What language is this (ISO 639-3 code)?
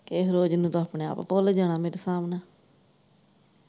pan